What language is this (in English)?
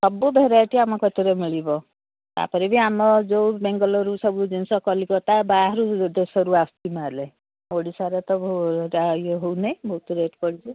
Odia